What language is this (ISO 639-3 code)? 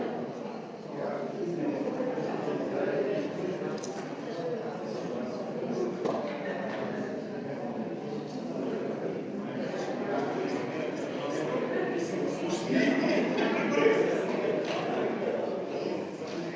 slv